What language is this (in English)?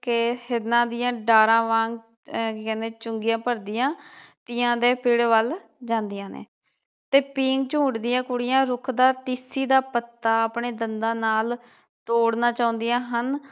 Punjabi